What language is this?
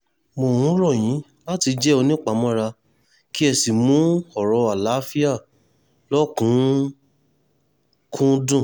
Yoruba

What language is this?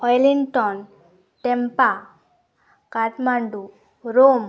Santali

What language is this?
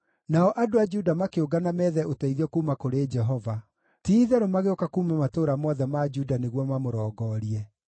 Kikuyu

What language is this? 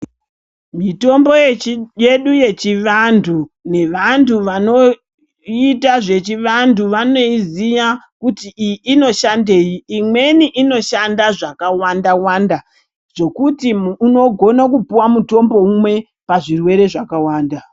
Ndau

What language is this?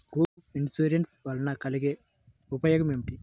Telugu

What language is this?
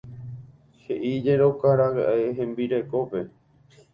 Guarani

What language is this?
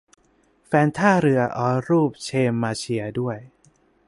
Thai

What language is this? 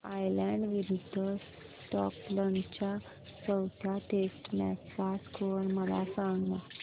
Marathi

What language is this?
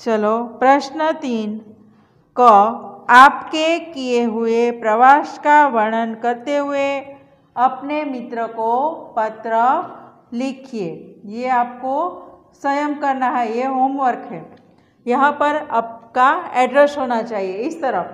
Hindi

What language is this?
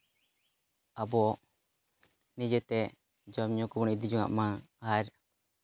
Santali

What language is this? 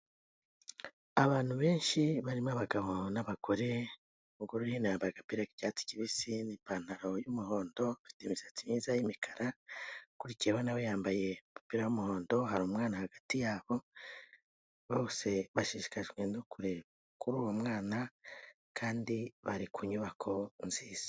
Kinyarwanda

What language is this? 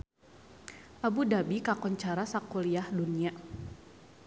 Sundanese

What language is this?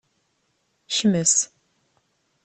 Kabyle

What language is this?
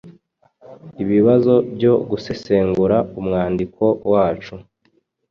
Kinyarwanda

